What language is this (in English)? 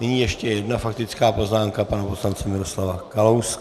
Czech